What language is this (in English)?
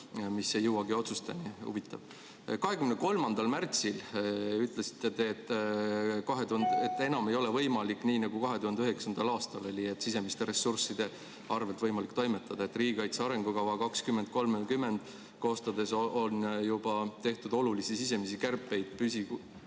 Estonian